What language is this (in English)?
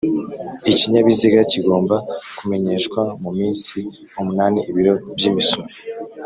Kinyarwanda